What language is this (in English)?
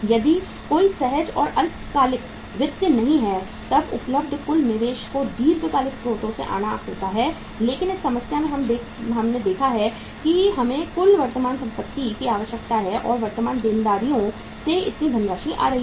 Hindi